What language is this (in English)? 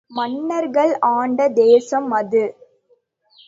Tamil